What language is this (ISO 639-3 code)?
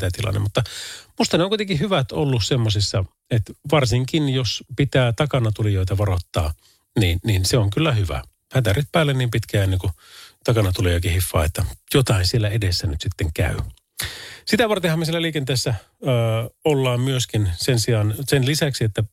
fin